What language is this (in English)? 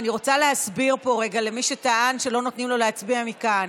Hebrew